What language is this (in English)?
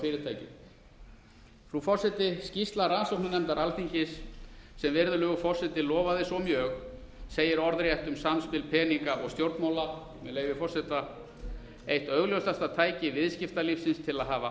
Icelandic